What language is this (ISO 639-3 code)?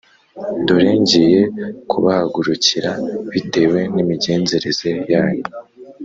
kin